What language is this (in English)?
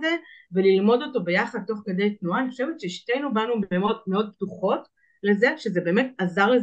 Hebrew